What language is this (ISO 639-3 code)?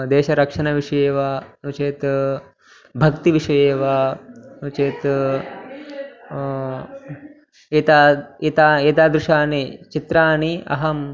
san